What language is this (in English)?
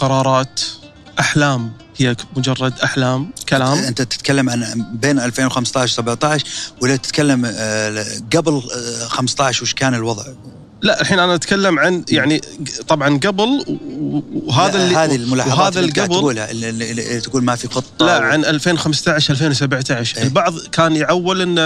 Arabic